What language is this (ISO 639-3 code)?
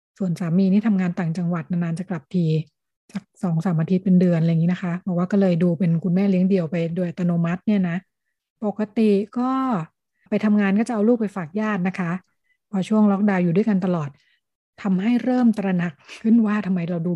tha